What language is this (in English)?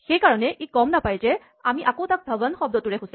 Assamese